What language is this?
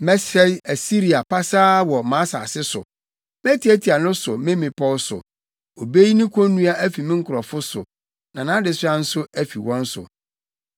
Akan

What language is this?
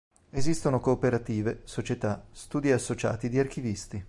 Italian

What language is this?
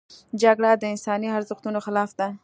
Pashto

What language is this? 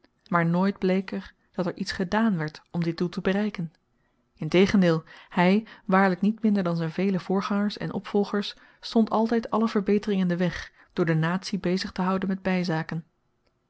Dutch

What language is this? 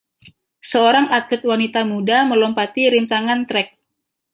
Indonesian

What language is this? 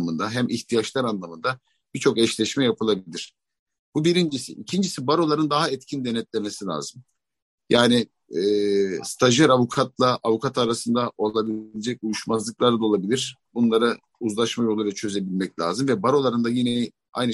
Turkish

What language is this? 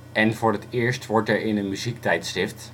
Dutch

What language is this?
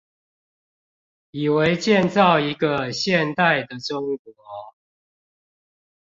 Chinese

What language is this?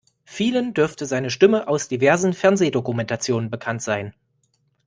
German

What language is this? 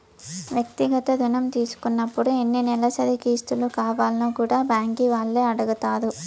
Telugu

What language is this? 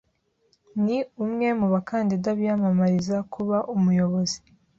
Kinyarwanda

